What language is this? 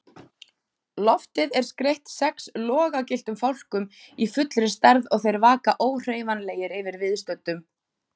Icelandic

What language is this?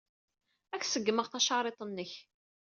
Kabyle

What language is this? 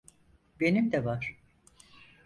Turkish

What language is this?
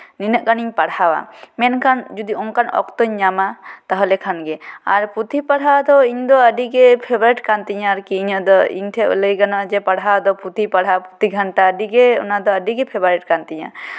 Santali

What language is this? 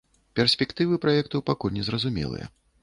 Belarusian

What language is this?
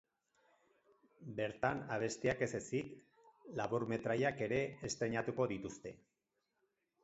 Basque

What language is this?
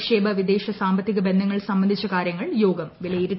Malayalam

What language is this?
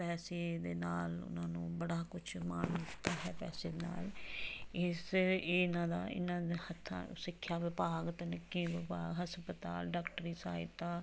Punjabi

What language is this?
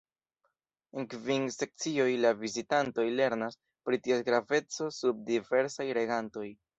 Esperanto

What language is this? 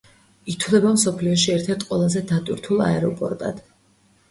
Georgian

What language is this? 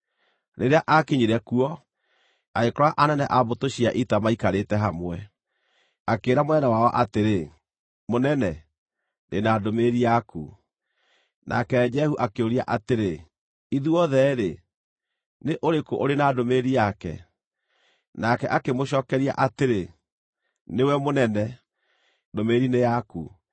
Kikuyu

